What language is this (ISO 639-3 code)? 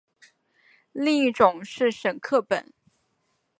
zho